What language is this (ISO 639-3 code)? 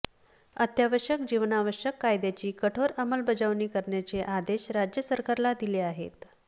mar